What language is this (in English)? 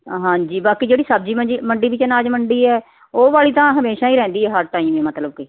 Punjabi